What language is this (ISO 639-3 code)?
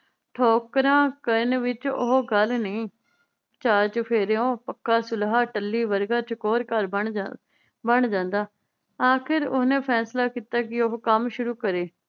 pan